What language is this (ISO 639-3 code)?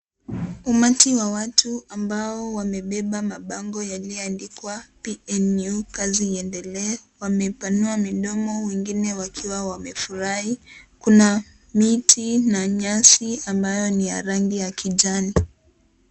swa